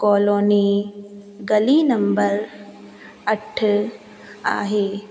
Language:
Sindhi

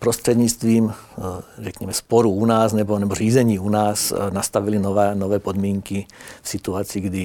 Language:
Czech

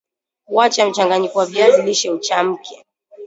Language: Swahili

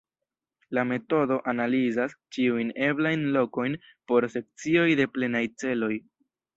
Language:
Esperanto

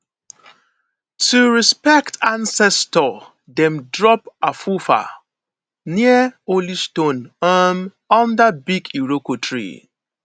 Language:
Nigerian Pidgin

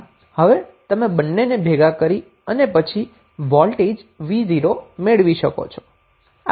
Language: Gujarati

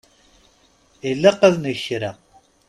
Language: Kabyle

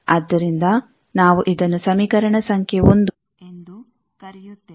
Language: Kannada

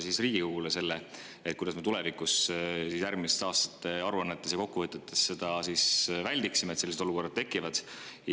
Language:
Estonian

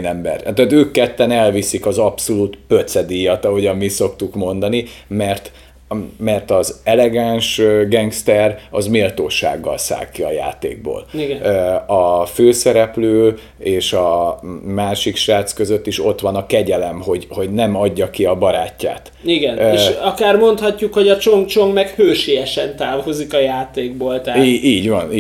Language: Hungarian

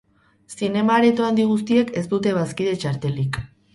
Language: Basque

